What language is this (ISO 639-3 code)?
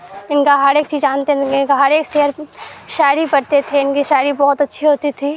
urd